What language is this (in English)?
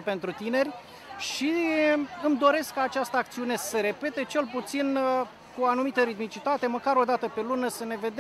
Romanian